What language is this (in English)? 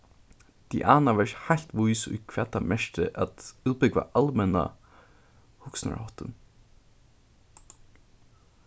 Faroese